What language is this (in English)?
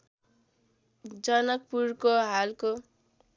Nepali